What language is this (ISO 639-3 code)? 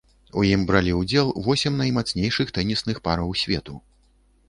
bel